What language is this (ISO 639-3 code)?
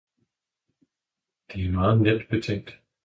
dan